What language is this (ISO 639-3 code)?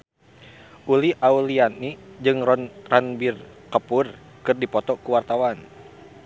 sun